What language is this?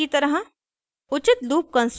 Hindi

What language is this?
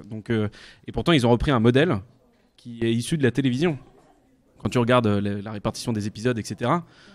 French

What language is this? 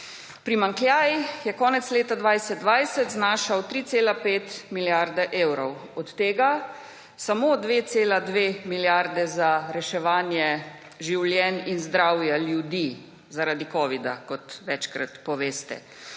Slovenian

